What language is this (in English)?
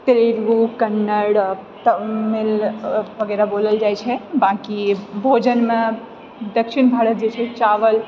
Maithili